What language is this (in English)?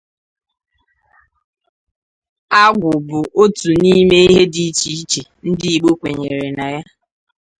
Igbo